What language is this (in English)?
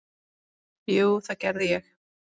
Icelandic